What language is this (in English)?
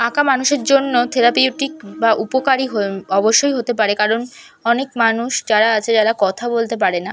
Bangla